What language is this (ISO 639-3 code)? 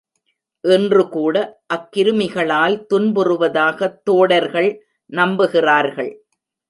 tam